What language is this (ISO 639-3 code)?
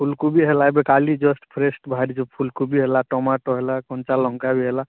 ori